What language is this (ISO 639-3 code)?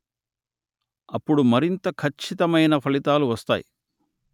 tel